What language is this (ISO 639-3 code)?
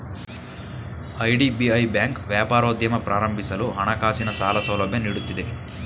kan